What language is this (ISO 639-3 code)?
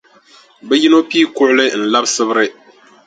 dag